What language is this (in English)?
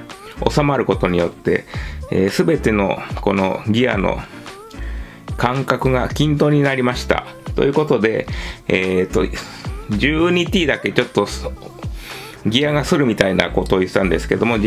Japanese